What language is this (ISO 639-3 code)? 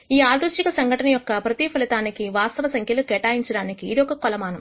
tel